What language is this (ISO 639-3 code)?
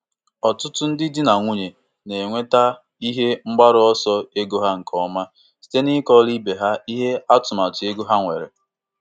ibo